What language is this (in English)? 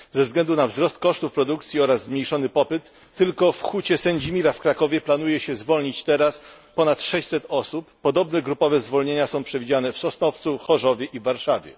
Polish